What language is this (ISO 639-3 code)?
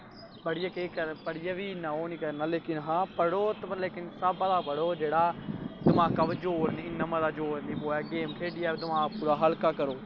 doi